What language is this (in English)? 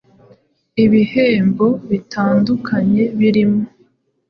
Kinyarwanda